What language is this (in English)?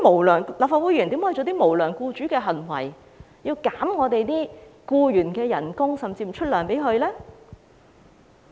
Cantonese